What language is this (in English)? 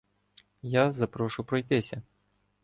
Ukrainian